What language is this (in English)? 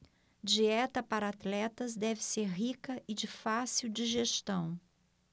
Portuguese